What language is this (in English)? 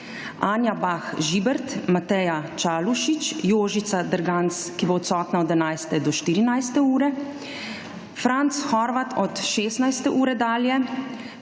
Slovenian